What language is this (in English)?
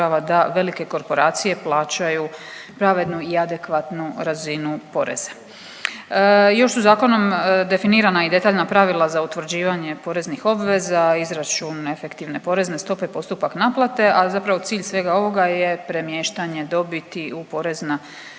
Croatian